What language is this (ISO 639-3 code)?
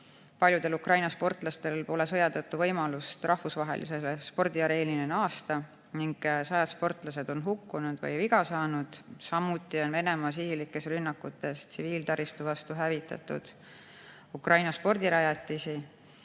est